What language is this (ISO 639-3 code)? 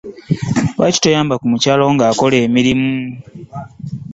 lug